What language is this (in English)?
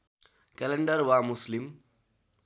Nepali